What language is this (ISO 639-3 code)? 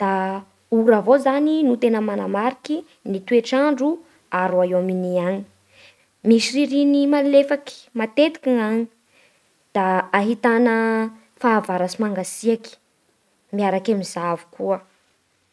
bhr